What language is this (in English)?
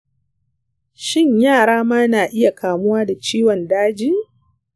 Hausa